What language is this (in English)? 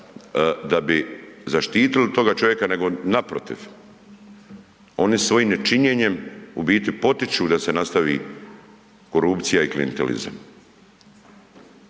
Croatian